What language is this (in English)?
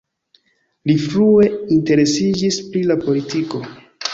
Esperanto